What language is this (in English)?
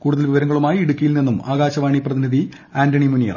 Malayalam